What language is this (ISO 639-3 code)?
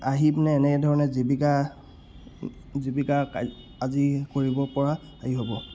asm